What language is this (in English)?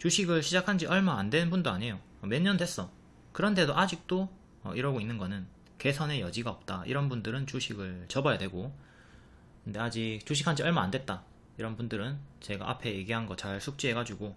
Korean